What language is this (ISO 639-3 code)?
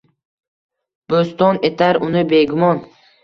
uzb